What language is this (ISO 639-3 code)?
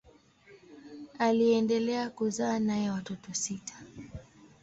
swa